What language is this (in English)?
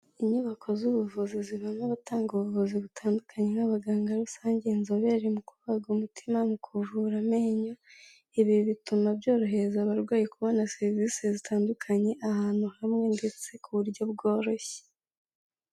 Kinyarwanda